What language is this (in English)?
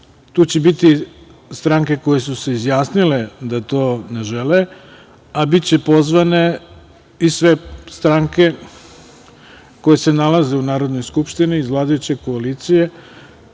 Serbian